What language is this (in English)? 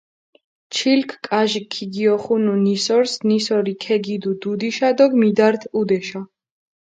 Mingrelian